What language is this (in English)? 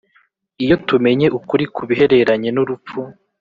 Kinyarwanda